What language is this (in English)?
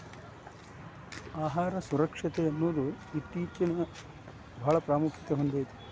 Kannada